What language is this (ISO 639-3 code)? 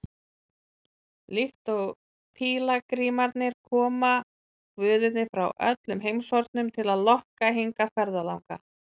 isl